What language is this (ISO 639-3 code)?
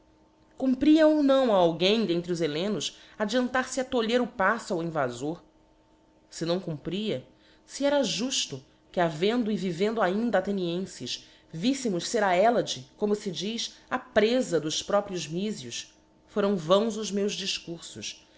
por